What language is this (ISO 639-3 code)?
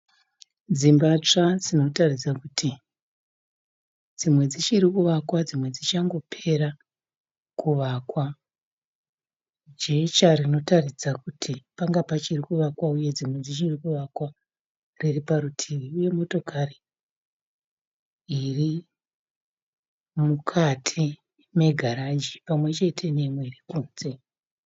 sna